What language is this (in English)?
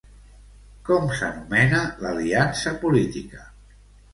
Catalan